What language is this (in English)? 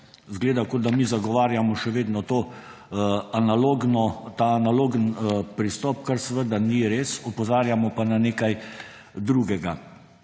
Slovenian